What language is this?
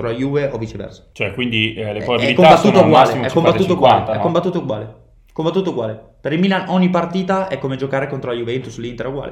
Italian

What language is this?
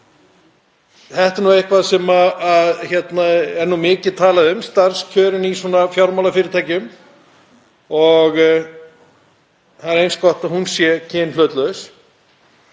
Icelandic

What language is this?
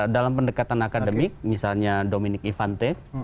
Indonesian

